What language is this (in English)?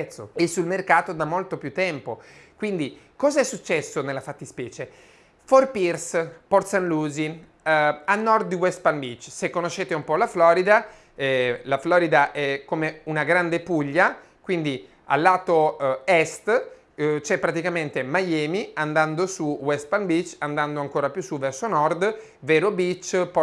Italian